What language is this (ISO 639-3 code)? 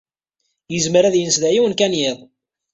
kab